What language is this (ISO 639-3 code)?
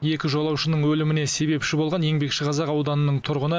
kaz